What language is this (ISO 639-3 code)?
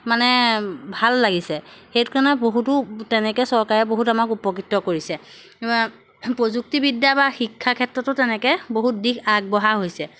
asm